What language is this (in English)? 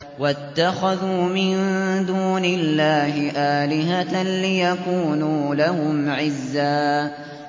Arabic